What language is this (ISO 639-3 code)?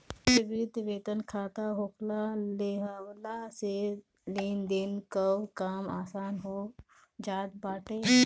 bho